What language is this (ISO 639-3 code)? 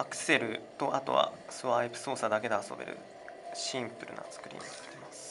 jpn